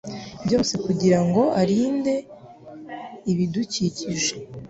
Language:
Kinyarwanda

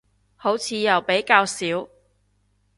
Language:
Cantonese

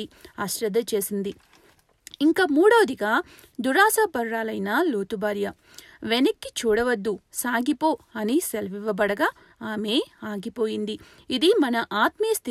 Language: Telugu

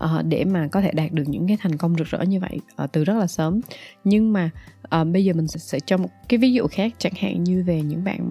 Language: Vietnamese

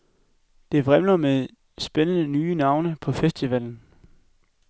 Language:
Danish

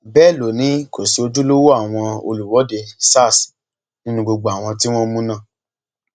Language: Yoruba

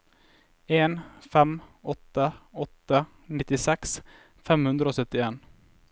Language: Norwegian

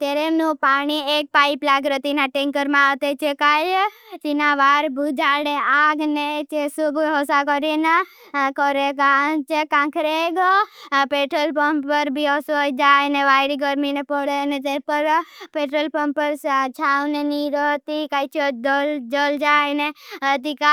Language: Bhili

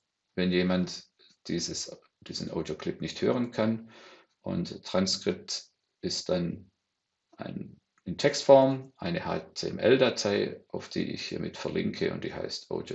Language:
German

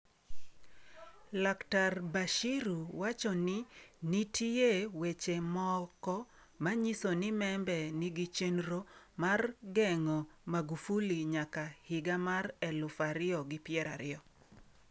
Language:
Luo (Kenya and Tanzania)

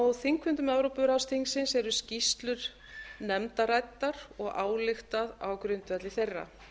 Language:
Icelandic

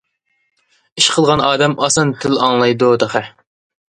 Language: Uyghur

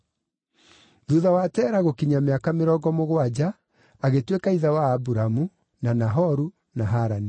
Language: Kikuyu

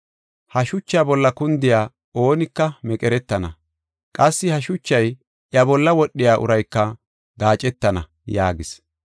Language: Gofa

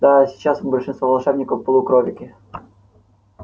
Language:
Russian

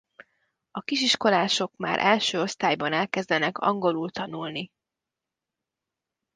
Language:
Hungarian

